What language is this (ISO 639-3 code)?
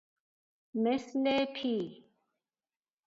fas